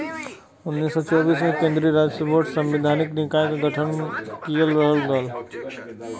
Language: Bhojpuri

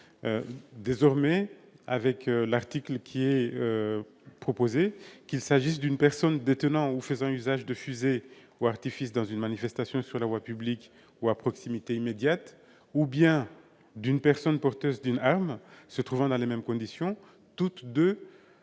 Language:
French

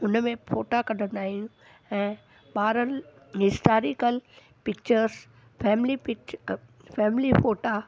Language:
Sindhi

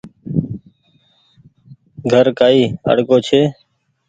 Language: Goaria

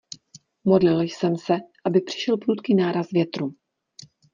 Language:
Czech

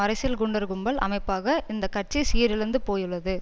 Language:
Tamil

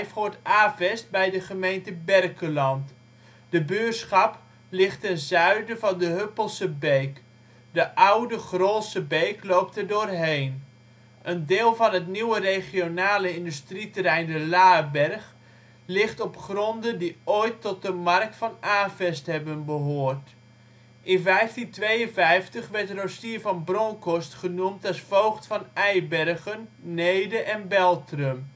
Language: Dutch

